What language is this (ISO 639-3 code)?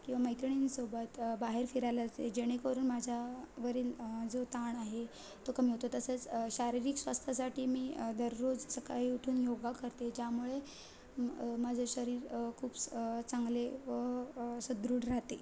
mar